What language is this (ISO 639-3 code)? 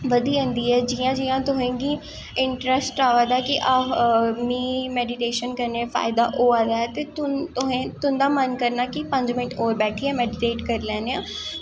doi